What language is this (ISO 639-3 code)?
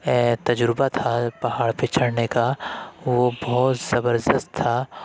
urd